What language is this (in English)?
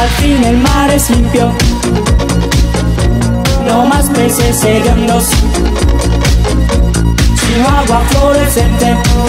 Arabic